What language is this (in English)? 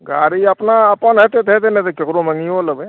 Maithili